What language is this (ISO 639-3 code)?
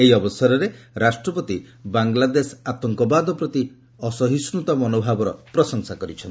ori